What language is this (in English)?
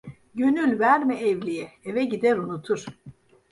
Turkish